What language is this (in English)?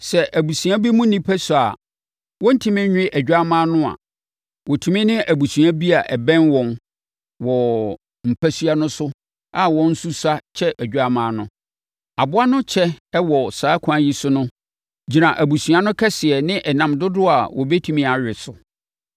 Akan